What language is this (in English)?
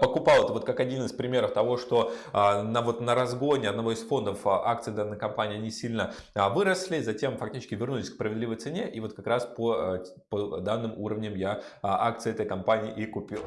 Russian